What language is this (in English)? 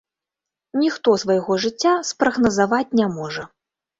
Belarusian